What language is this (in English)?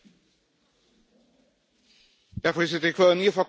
Dutch